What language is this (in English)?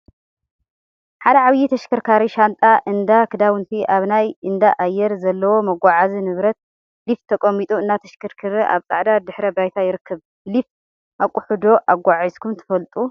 Tigrinya